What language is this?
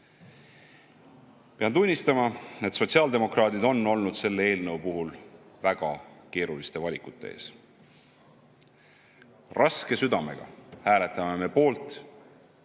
Estonian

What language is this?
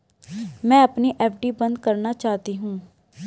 Hindi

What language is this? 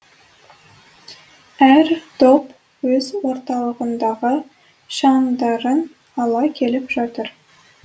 Kazakh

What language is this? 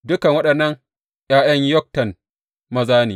Hausa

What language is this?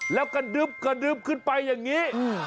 Thai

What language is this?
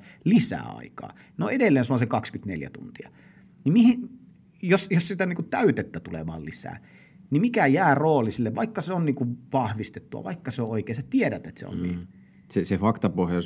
Finnish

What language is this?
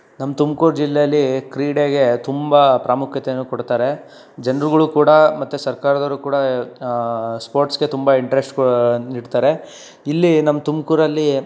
Kannada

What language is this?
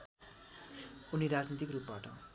Nepali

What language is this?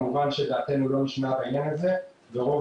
Hebrew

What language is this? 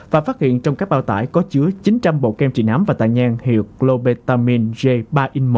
Vietnamese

